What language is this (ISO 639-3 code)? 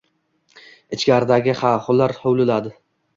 uzb